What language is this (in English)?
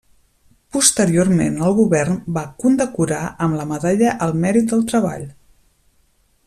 Catalan